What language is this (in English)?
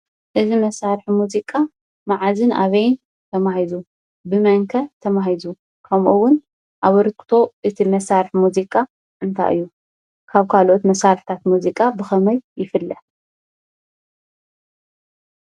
Tigrinya